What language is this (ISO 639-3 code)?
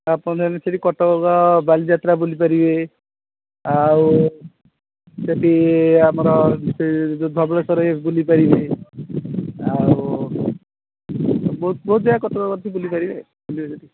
ori